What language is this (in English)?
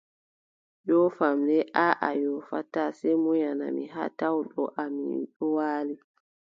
Adamawa Fulfulde